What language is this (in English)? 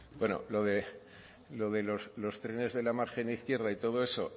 Spanish